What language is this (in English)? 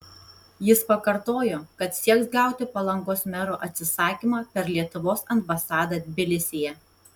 Lithuanian